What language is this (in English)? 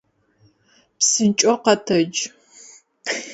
Adyghe